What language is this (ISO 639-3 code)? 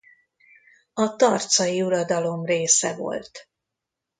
hun